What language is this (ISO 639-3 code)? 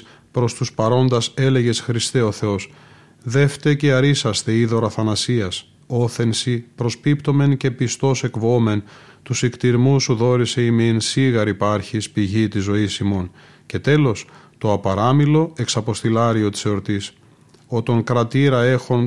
ell